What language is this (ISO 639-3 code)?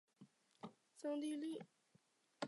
zho